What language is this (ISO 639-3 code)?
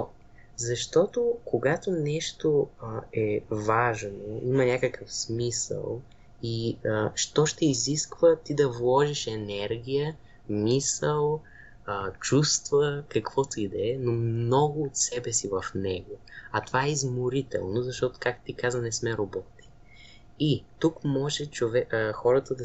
bul